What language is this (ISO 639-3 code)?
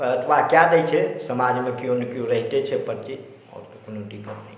mai